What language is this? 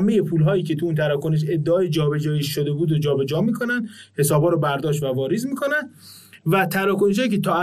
Persian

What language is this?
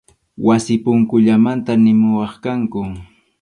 Arequipa-La Unión Quechua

